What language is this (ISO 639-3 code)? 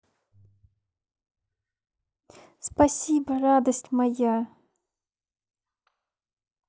rus